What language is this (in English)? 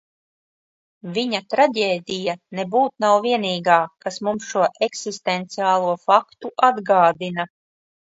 Latvian